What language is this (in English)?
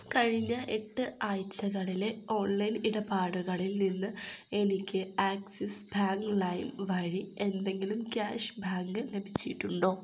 Malayalam